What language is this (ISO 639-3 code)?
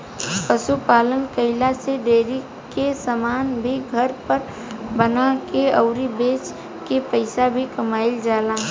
bho